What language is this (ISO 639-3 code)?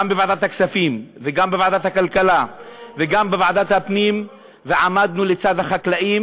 heb